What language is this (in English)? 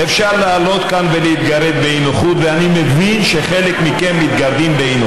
Hebrew